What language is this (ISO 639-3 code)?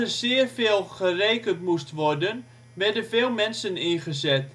nld